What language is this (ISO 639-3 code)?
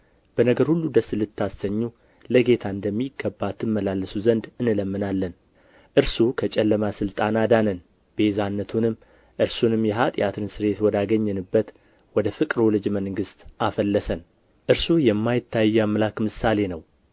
amh